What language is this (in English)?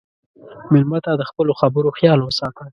Pashto